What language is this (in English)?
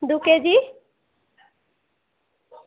Bangla